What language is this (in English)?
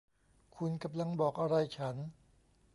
Thai